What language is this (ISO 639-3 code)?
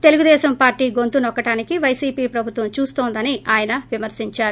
tel